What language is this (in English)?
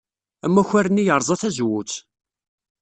Kabyle